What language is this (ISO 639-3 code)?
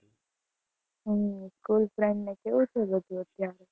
guj